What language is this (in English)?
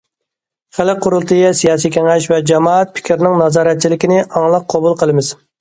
Uyghur